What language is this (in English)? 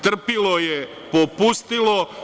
Serbian